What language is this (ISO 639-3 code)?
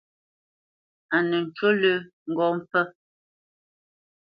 bce